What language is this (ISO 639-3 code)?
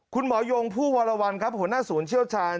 tha